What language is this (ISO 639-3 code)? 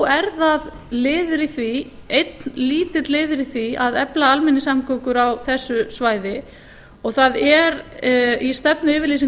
isl